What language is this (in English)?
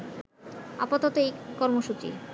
Bangla